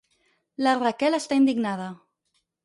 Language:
Catalan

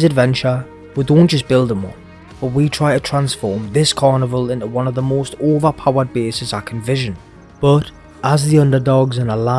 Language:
English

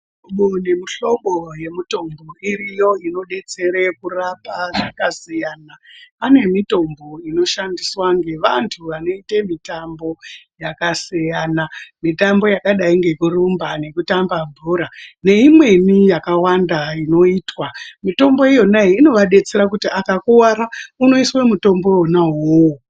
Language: Ndau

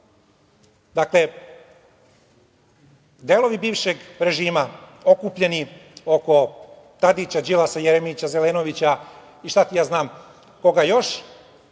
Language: Serbian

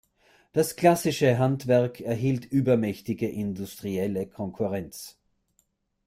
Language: German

